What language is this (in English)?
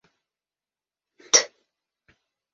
Bashkir